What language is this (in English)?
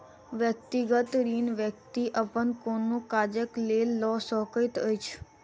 Maithili